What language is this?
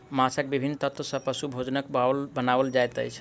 Maithili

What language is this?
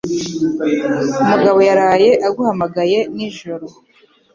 Kinyarwanda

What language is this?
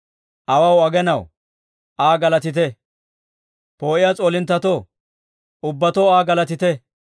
Dawro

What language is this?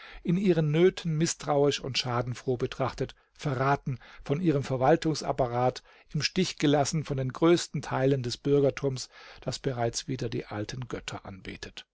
German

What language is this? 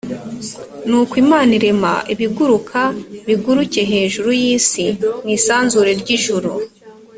Kinyarwanda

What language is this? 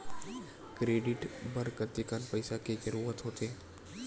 Chhattisgarhi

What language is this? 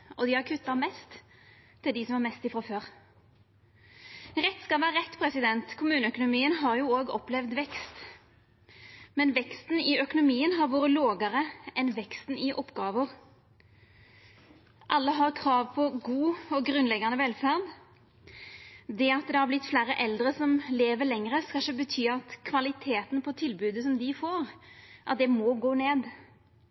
Norwegian Nynorsk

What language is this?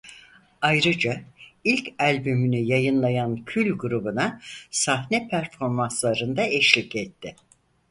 Turkish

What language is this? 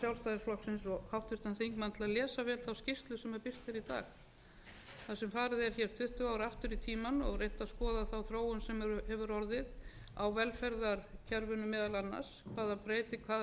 Icelandic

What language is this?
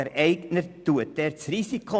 Swiss German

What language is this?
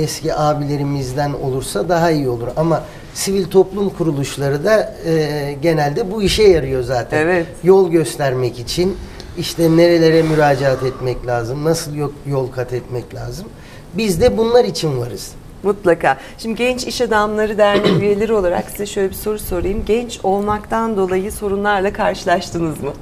Turkish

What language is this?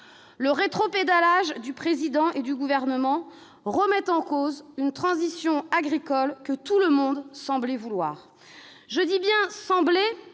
French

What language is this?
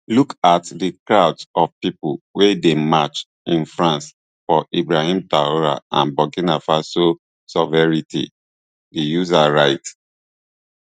Nigerian Pidgin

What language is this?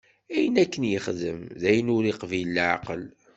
Kabyle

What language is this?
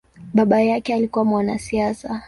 Swahili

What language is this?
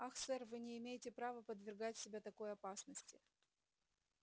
Russian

